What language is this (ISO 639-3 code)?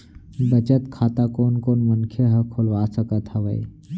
hne